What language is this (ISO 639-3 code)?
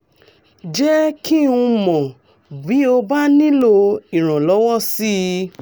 yor